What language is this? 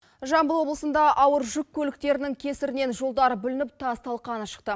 Kazakh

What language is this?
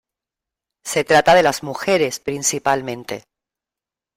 Spanish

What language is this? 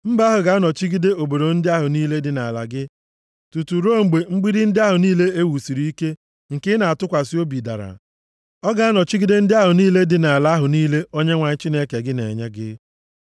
Igbo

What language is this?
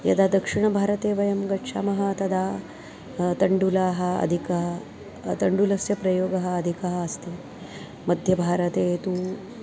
Sanskrit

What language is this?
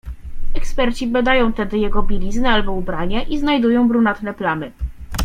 Polish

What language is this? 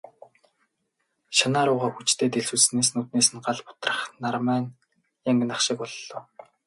Mongolian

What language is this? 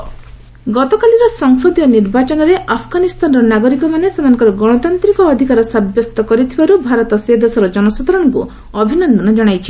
Odia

